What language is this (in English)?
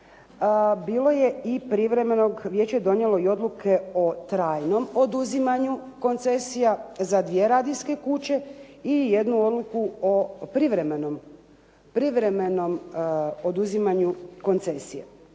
Croatian